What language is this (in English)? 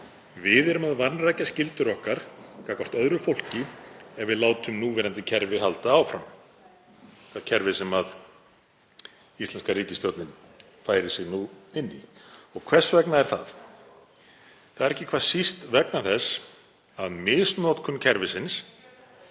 Icelandic